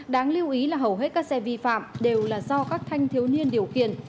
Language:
Vietnamese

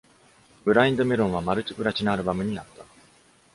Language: Japanese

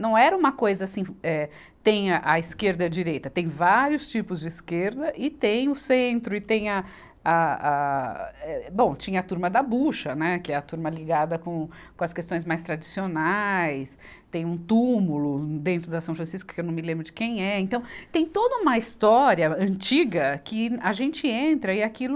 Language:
Portuguese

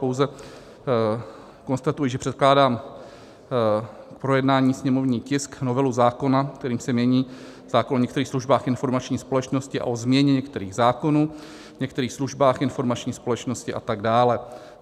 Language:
Czech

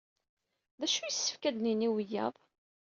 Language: Kabyle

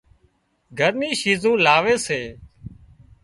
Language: Wadiyara Koli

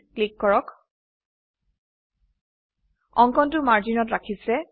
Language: Assamese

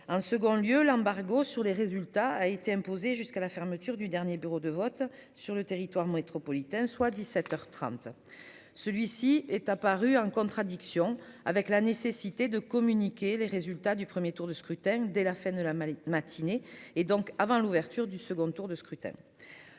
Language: French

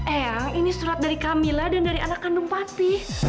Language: Indonesian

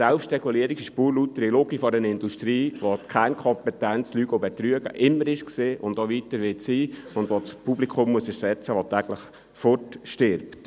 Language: Swiss German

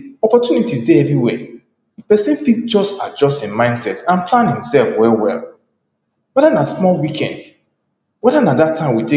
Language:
Nigerian Pidgin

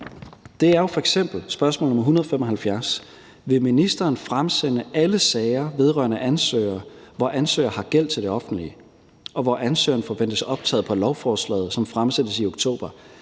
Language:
Danish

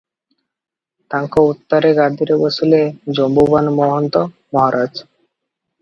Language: Odia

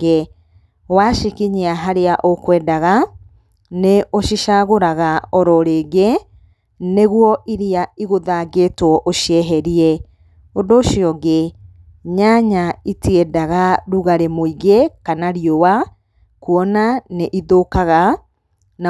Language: Kikuyu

